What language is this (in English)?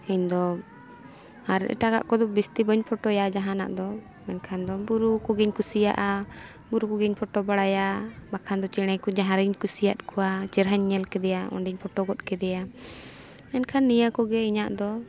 Santali